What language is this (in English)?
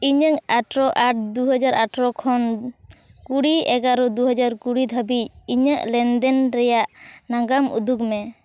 Santali